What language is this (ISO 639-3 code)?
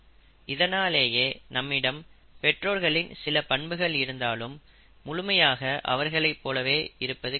tam